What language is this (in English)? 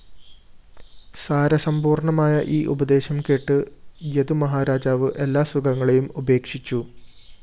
Malayalam